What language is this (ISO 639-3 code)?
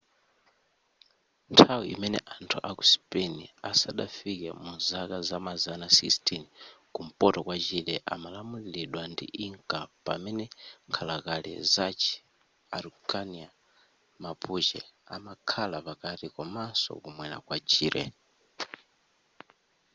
nya